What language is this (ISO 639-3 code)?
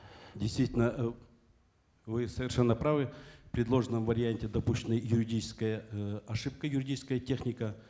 kaz